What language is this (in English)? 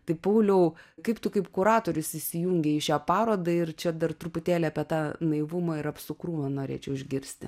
Lithuanian